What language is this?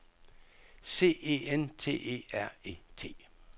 Danish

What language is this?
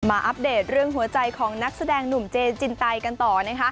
Thai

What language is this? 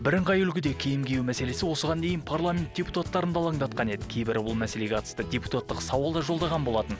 Kazakh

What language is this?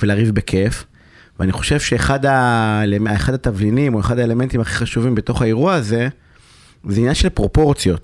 Hebrew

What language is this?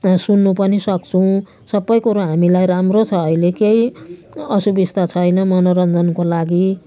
Nepali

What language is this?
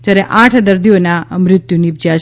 Gujarati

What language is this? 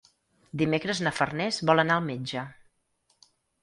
Catalan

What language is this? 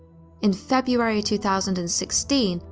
English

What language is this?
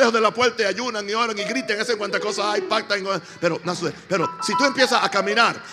Spanish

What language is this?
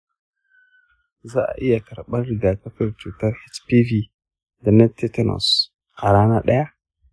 Hausa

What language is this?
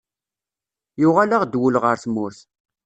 Kabyle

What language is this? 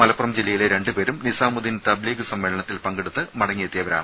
Malayalam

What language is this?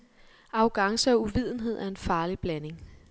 Danish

